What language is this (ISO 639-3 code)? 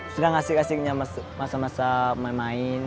ind